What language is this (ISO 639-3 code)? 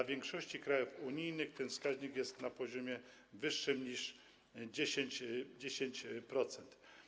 pol